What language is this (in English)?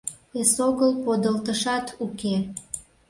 Mari